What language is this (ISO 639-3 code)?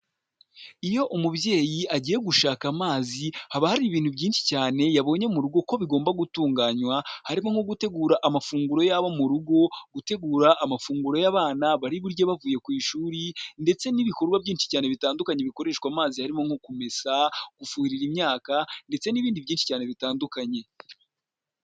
kin